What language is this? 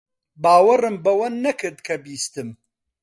Central Kurdish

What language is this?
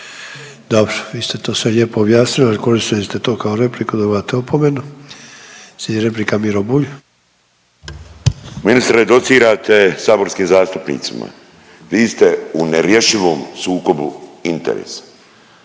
Croatian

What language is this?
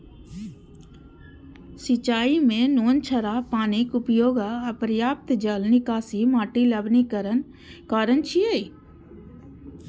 Maithili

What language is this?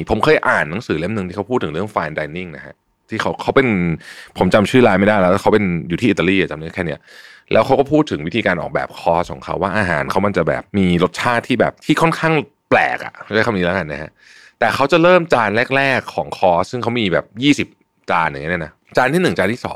Thai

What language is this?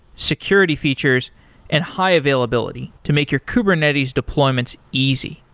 English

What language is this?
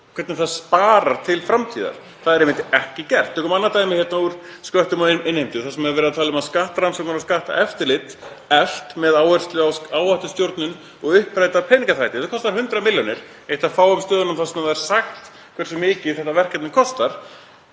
Icelandic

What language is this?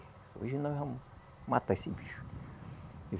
Portuguese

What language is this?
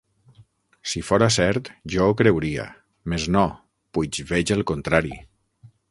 Catalan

